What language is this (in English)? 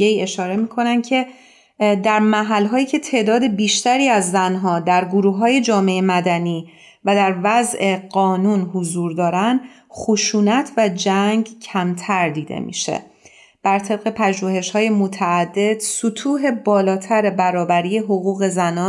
Persian